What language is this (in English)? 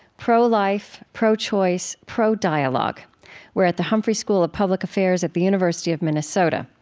English